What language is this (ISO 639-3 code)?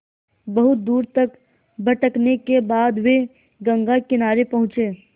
hin